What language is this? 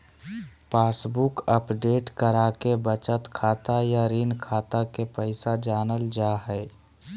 Magahi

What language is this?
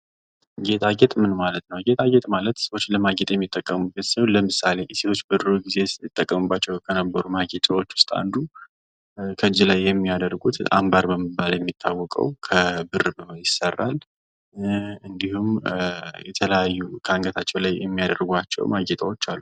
Amharic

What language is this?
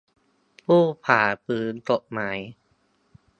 Thai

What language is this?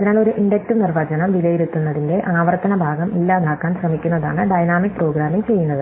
Malayalam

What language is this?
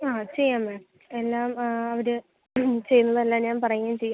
Malayalam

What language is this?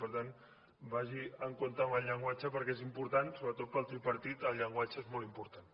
Catalan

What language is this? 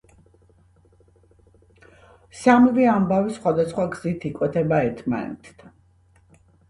Georgian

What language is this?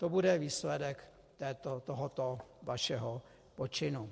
Czech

